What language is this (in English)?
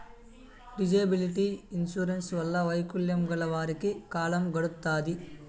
Telugu